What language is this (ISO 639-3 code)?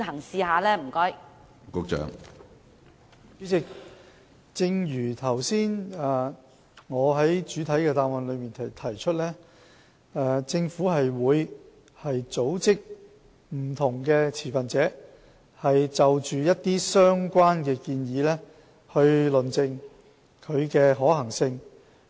yue